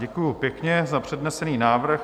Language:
Czech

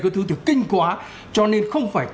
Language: Vietnamese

